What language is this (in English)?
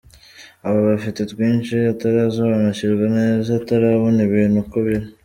Kinyarwanda